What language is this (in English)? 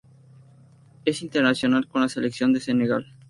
Spanish